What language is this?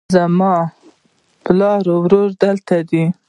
Pashto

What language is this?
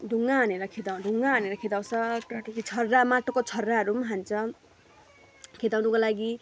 Nepali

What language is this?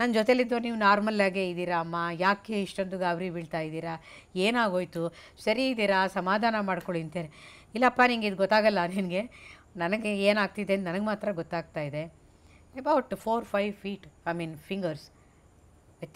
Hindi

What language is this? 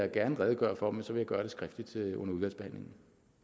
Danish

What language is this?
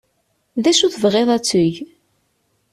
Kabyle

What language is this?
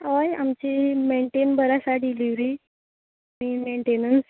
Konkani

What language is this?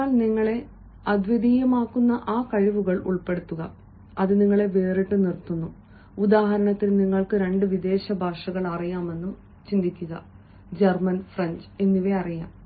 Malayalam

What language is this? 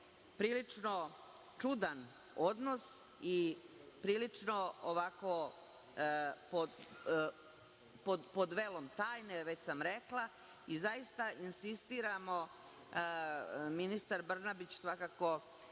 Serbian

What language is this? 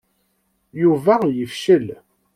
Kabyle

